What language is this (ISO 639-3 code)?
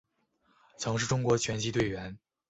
zho